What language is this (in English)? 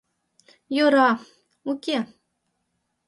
Mari